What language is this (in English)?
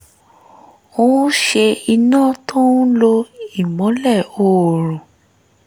Yoruba